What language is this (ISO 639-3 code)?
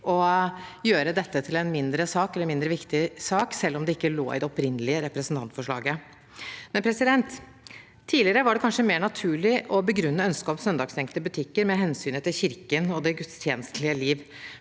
nor